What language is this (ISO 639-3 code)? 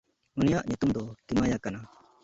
sat